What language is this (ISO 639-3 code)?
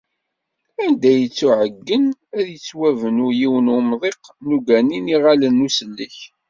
kab